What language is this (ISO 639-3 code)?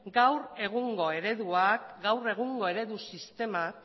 eus